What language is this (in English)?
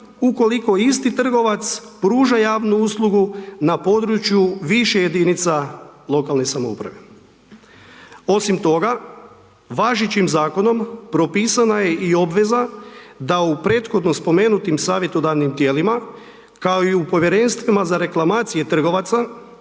Croatian